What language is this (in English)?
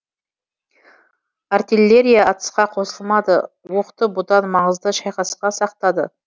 Kazakh